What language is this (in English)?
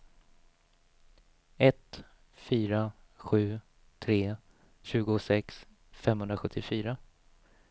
Swedish